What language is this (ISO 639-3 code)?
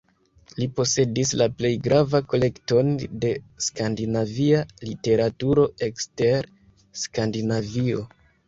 epo